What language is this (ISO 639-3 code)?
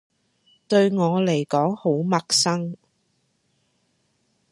yue